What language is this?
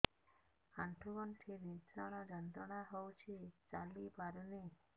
Odia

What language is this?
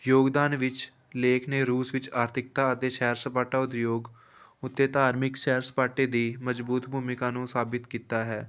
Punjabi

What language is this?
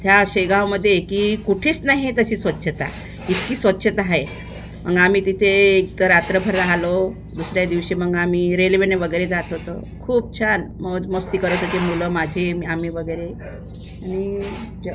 Marathi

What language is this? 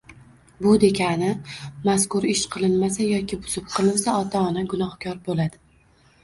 Uzbek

